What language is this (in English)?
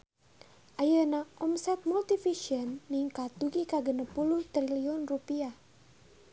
Sundanese